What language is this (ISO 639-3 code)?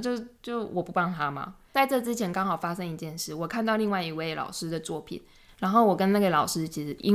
zho